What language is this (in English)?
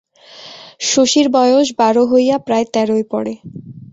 Bangla